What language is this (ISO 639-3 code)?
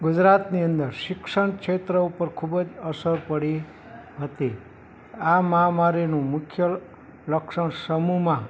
guj